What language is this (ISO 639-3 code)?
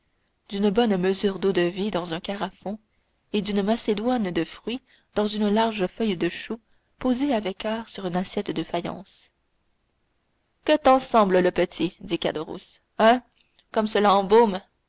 fra